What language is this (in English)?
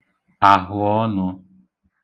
Igbo